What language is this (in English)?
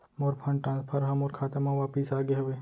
Chhattisgarhi